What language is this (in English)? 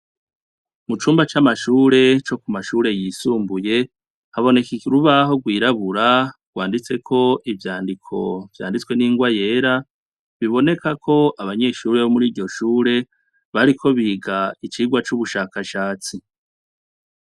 Rundi